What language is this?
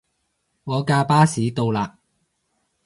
Cantonese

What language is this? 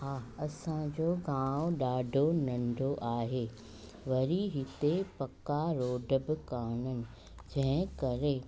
Sindhi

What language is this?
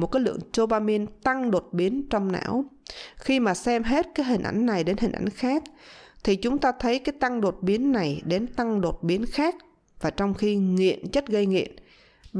Vietnamese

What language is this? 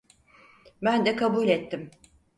Turkish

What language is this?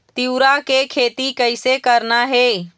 Chhattisgarhi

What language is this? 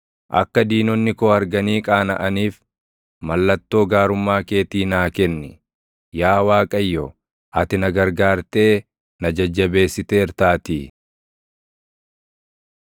Oromo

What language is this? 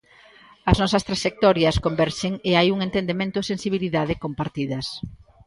Galician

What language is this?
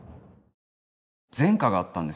Japanese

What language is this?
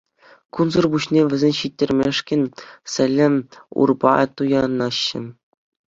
Chuvash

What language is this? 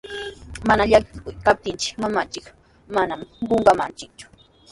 Sihuas Ancash Quechua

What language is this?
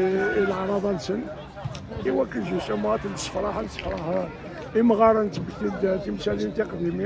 Arabic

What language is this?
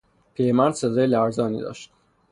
Persian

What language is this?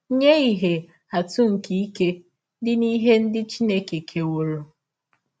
Igbo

